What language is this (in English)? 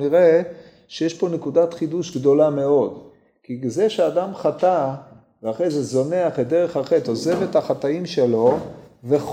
Hebrew